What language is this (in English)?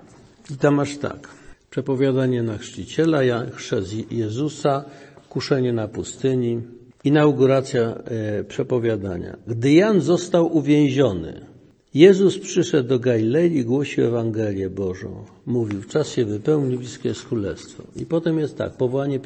Polish